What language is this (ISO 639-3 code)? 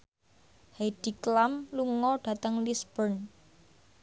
jav